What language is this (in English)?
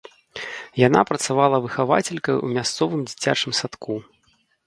Belarusian